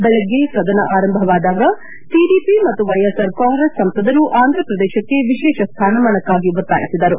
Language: Kannada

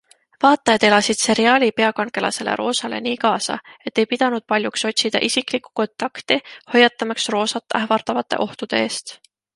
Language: Estonian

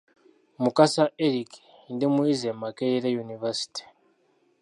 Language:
Ganda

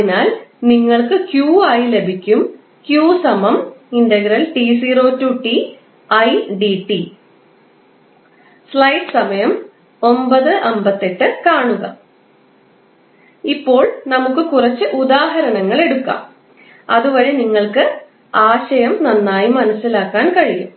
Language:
Malayalam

